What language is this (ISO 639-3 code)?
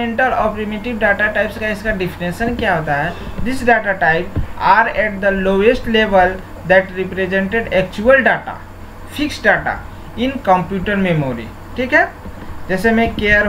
hin